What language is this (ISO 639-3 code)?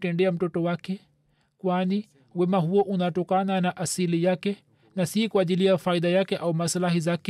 swa